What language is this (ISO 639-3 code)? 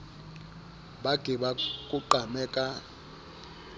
sot